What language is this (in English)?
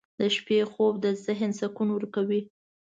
Pashto